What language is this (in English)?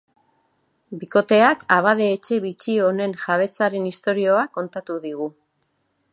Basque